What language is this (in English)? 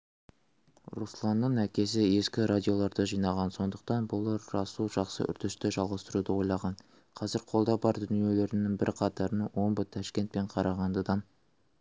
Kazakh